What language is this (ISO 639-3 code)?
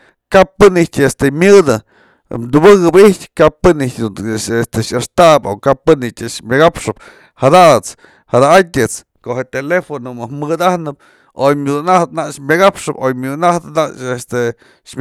mzl